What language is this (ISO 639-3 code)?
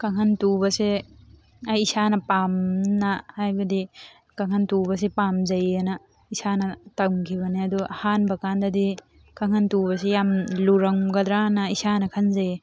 mni